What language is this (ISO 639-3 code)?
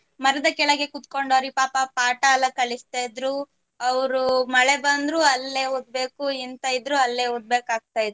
kan